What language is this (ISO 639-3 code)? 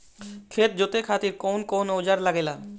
bho